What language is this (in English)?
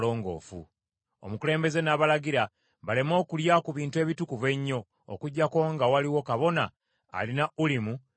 Ganda